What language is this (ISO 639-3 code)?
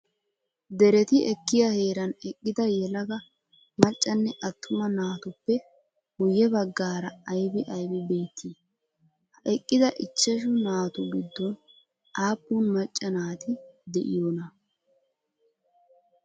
wal